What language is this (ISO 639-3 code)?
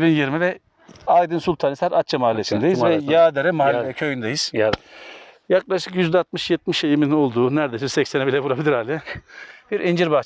tur